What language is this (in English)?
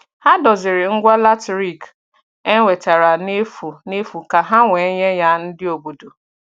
Igbo